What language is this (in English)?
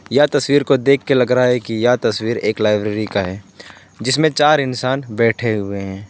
Hindi